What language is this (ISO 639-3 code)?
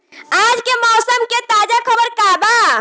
bho